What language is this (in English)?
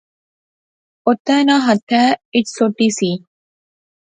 Pahari-Potwari